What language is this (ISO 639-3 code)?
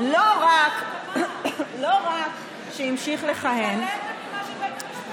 heb